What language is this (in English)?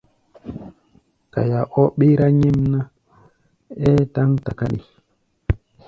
Gbaya